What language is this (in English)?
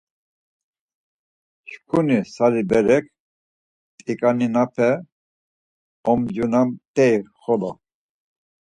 Laz